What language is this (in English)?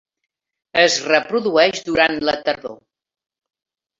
Catalan